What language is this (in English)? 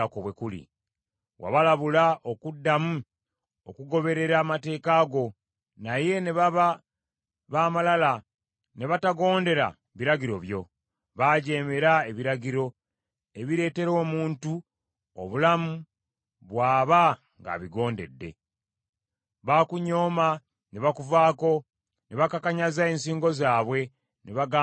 Ganda